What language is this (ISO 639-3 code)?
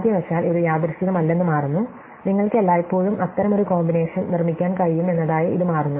mal